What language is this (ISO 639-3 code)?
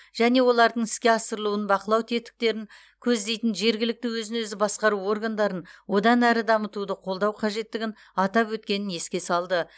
kaz